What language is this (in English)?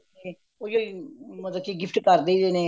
Punjabi